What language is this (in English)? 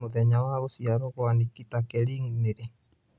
Kikuyu